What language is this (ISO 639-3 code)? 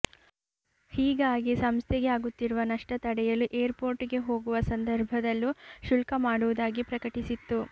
kan